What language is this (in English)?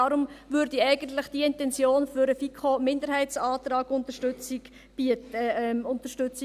Swiss German